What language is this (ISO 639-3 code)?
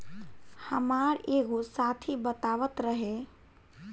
bho